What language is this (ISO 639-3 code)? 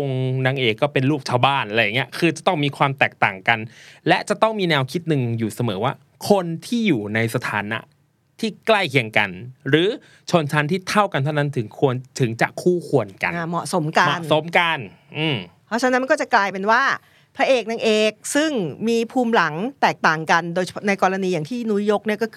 tha